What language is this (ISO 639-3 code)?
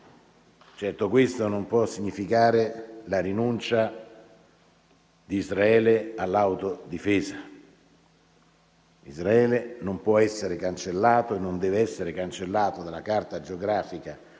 ita